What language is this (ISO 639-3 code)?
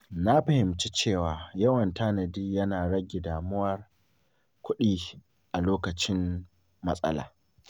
hau